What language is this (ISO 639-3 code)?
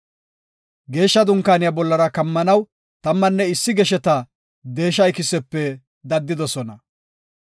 gof